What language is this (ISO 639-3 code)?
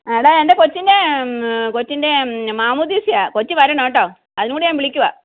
mal